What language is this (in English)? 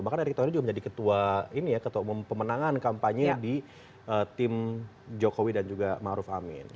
Indonesian